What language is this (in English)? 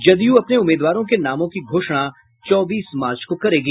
Hindi